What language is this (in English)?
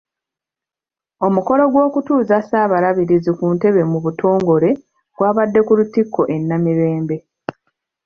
Ganda